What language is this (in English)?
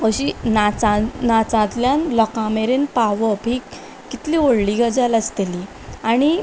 Konkani